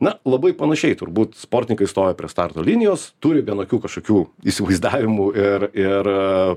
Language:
Lithuanian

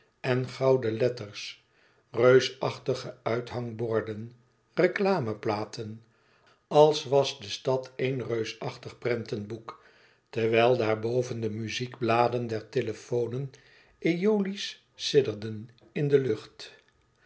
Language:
Dutch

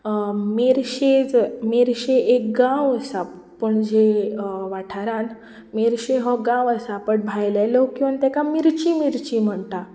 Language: Konkani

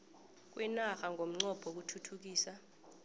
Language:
South Ndebele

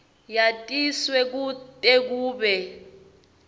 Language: Swati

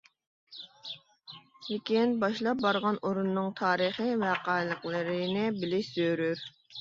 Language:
Uyghur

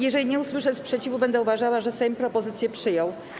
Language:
Polish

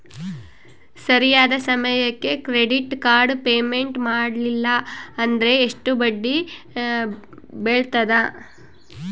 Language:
Kannada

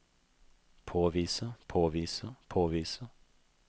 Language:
Norwegian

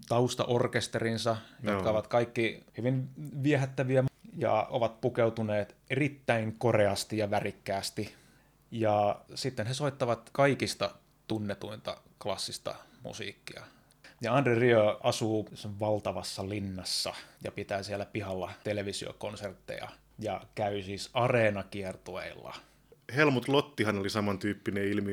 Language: Finnish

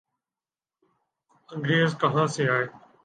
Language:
Urdu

